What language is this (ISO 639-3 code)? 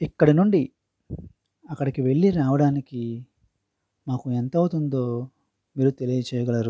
tel